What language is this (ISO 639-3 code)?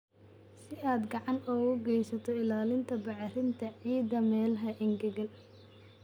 som